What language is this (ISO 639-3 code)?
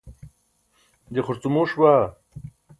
bsk